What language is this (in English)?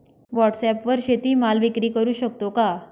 Marathi